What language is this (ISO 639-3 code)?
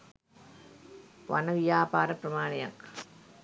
sin